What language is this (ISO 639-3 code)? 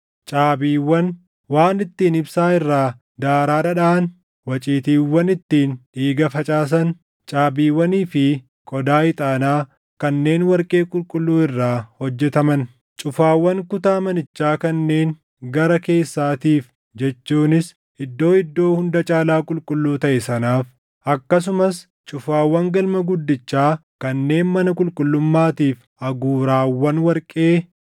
orm